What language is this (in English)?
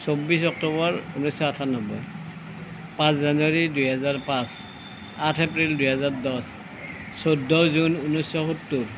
Assamese